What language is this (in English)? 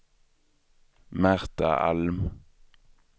Swedish